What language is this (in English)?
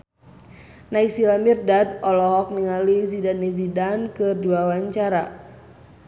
Sundanese